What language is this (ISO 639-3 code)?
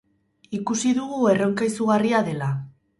eus